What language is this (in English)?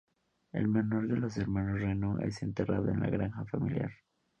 Spanish